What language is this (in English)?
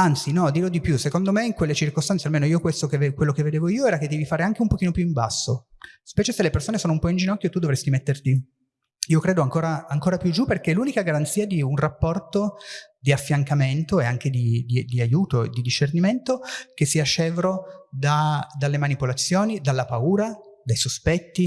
Italian